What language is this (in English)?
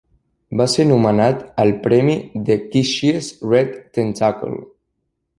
Catalan